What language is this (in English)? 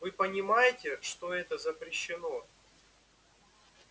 Russian